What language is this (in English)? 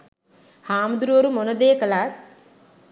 Sinhala